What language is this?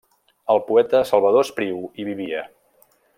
Catalan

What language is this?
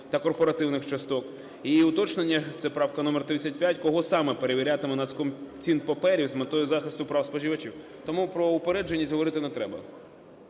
Ukrainian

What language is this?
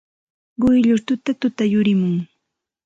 Santa Ana de Tusi Pasco Quechua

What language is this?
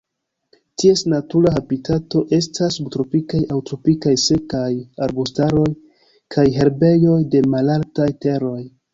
Esperanto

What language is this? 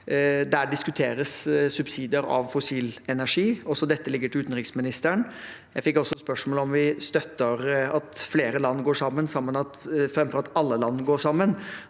Norwegian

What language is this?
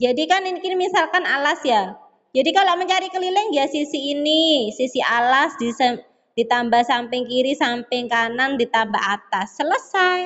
Indonesian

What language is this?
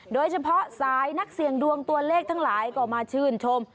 Thai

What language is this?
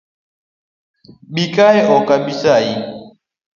Luo (Kenya and Tanzania)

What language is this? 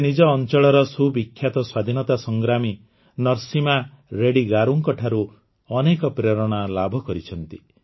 Odia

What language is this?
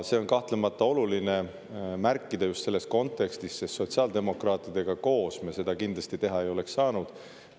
Estonian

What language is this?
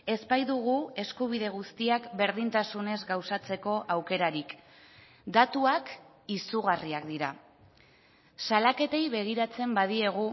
Basque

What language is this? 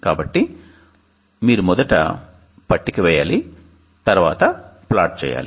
Telugu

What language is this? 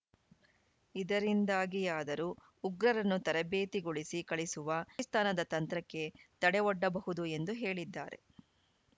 Kannada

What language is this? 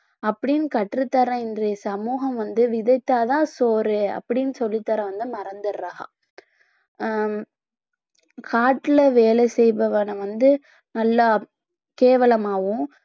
Tamil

